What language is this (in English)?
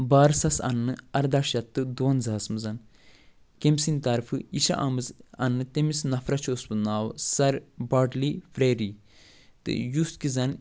Kashmiri